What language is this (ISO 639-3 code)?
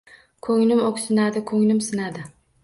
uzb